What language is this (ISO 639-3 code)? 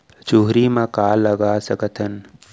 hne